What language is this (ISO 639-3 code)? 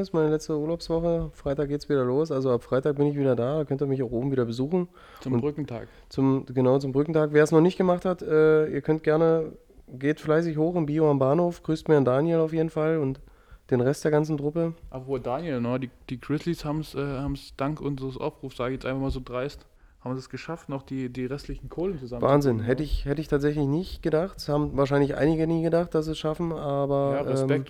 deu